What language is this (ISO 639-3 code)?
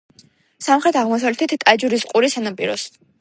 kat